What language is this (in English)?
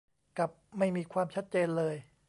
Thai